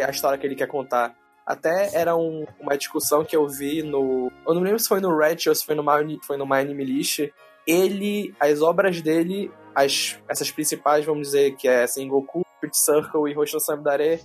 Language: Portuguese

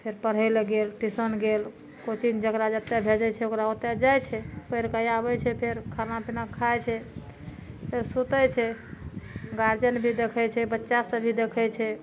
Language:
Maithili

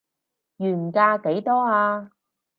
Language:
Cantonese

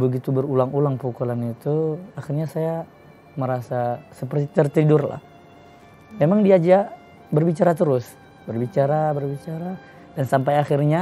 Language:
Indonesian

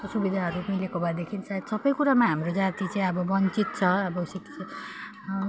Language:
Nepali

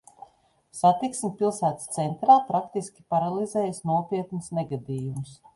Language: Latvian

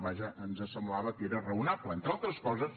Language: Catalan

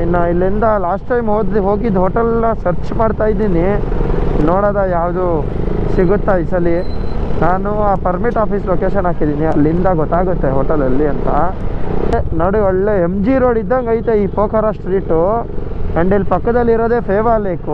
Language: Kannada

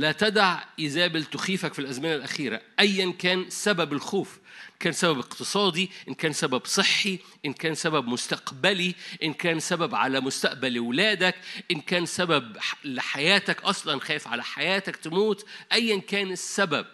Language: Arabic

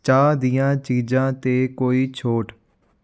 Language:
Punjabi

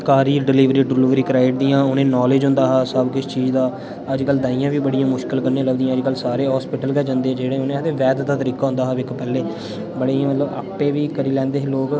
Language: Dogri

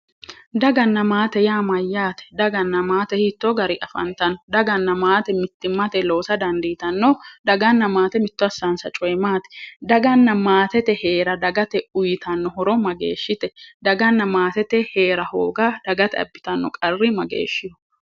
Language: Sidamo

